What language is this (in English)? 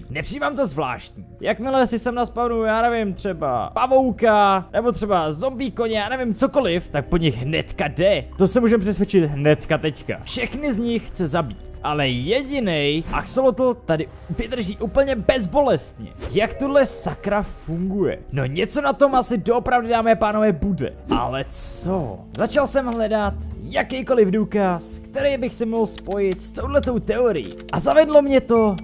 Czech